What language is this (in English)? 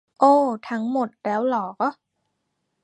Thai